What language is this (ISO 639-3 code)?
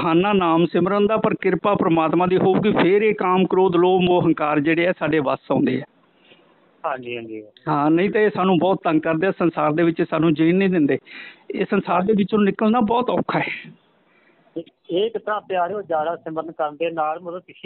hin